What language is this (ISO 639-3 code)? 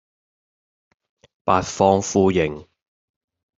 yue